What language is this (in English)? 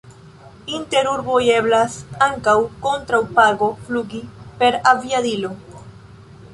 Esperanto